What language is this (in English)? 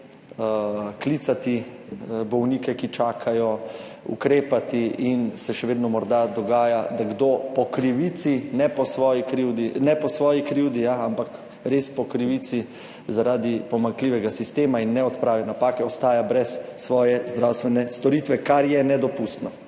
Slovenian